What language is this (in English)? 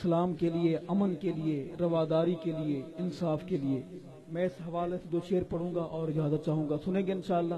Urdu